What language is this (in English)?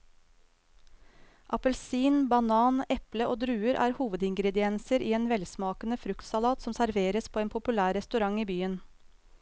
Norwegian